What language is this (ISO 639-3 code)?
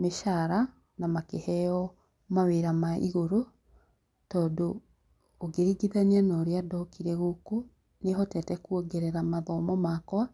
kik